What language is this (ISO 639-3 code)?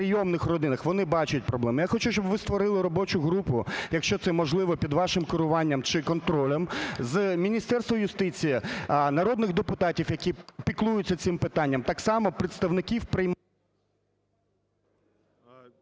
ukr